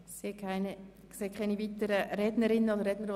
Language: Swiss German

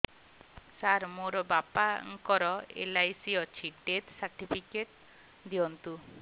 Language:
Odia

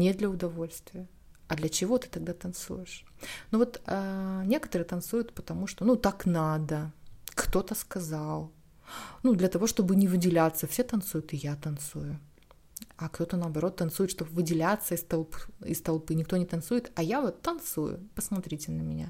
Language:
Russian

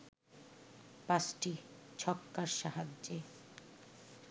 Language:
Bangla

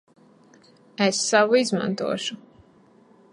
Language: Latvian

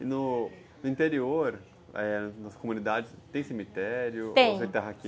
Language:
Portuguese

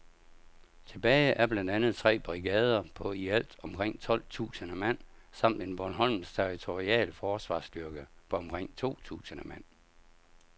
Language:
Danish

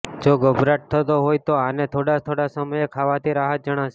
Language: Gujarati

